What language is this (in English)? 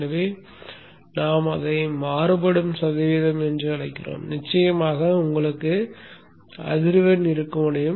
Tamil